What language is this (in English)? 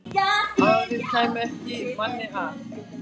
Icelandic